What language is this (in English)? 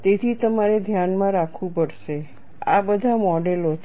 Gujarati